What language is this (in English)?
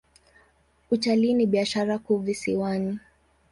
Swahili